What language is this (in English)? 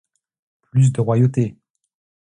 French